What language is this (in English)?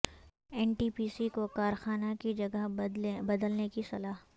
Urdu